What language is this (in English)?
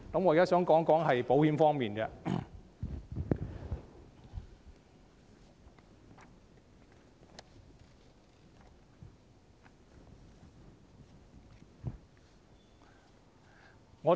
Cantonese